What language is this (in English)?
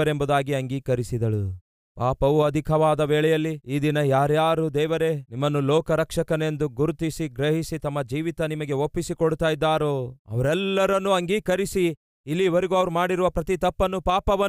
Kannada